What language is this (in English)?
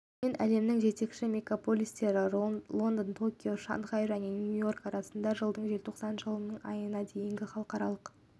Kazakh